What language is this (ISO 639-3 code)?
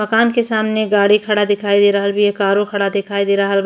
bho